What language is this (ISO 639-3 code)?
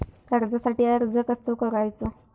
mar